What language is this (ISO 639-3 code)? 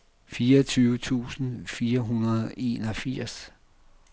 dan